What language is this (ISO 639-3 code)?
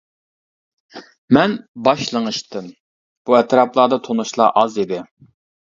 uig